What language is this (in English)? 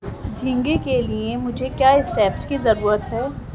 Urdu